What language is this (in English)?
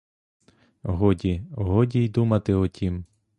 Ukrainian